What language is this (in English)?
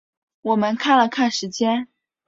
Chinese